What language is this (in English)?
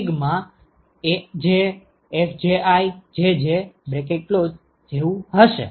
Gujarati